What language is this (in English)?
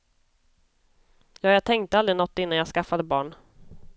Swedish